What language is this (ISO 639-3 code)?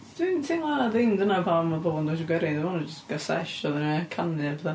cym